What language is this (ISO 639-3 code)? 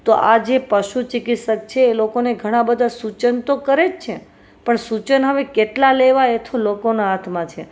guj